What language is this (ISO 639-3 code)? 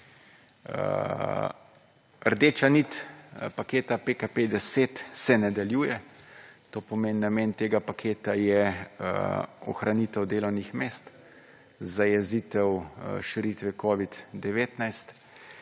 slv